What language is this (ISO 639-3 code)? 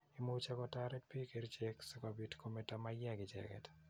kln